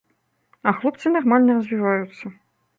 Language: Belarusian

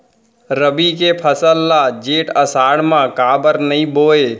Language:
Chhattisgarhi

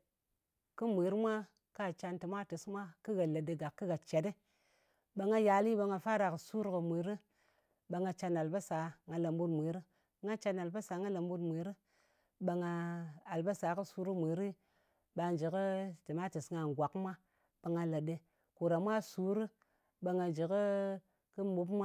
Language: Ngas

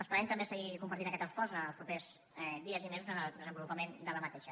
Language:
Catalan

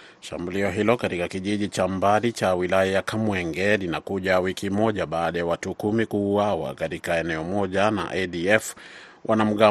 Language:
Swahili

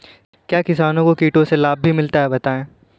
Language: Hindi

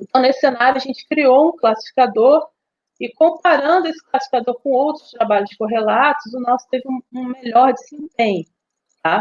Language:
Portuguese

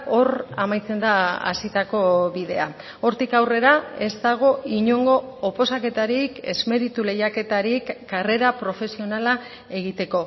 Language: Basque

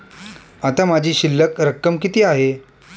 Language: Marathi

